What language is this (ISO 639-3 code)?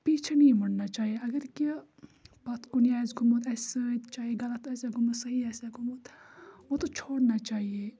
kas